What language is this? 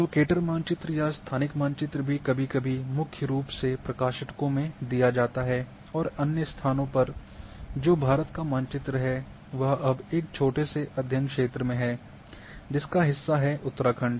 Hindi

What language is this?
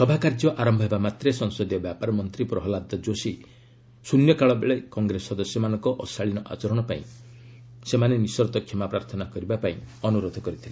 Odia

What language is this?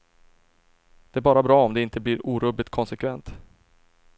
Swedish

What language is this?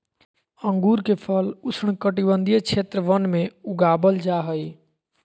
Magahi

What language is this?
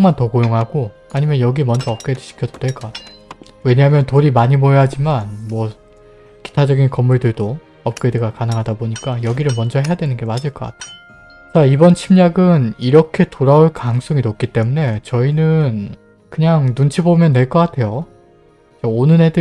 Korean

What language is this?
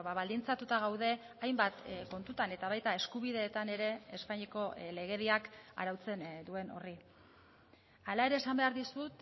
Basque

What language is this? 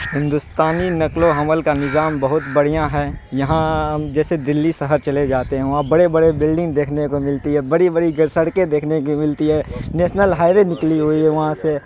Urdu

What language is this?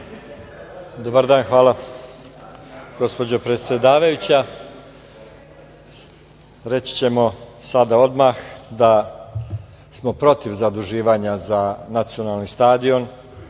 Serbian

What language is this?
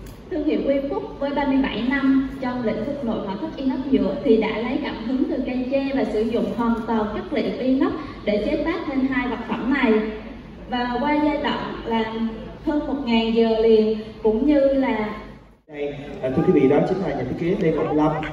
Vietnamese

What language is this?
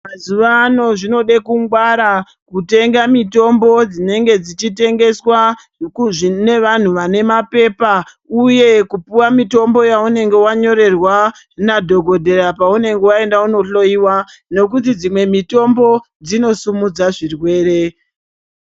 Ndau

